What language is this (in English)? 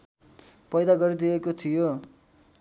Nepali